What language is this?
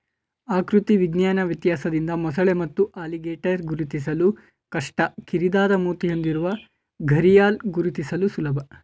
Kannada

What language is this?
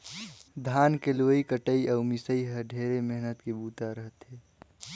Chhattisgarhi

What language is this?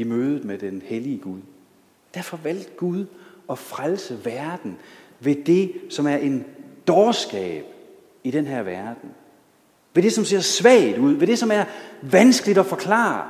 Danish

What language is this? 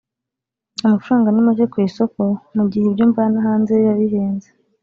Kinyarwanda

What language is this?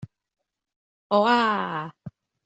Cantonese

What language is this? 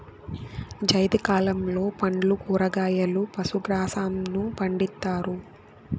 Telugu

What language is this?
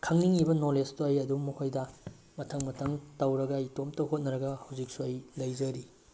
Manipuri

